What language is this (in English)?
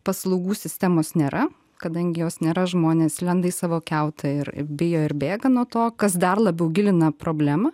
Lithuanian